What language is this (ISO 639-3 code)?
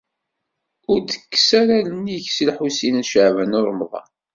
kab